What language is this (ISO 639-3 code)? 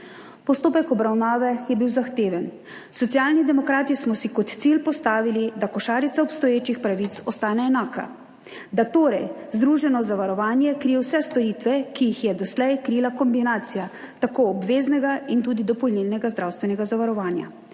slv